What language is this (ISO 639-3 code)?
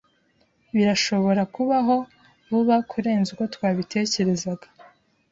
kin